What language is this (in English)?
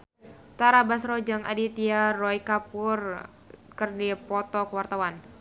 Sundanese